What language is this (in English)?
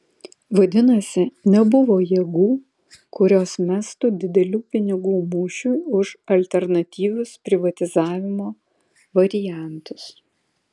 Lithuanian